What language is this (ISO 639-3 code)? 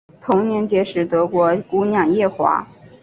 zho